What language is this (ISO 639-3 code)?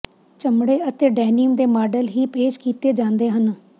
pan